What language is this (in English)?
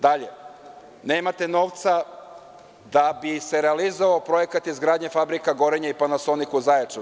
Serbian